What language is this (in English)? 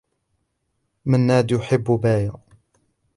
Arabic